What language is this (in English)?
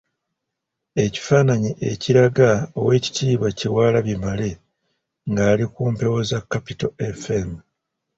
Ganda